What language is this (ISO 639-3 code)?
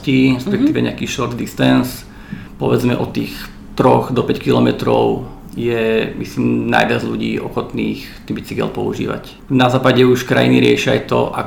slk